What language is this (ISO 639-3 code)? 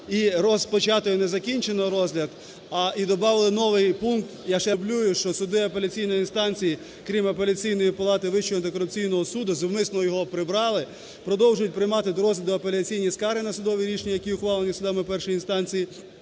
ukr